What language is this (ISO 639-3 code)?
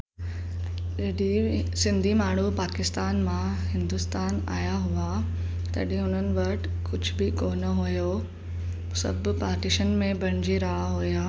snd